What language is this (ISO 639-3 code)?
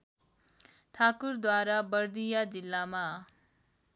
nep